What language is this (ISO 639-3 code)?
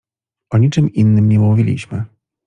pol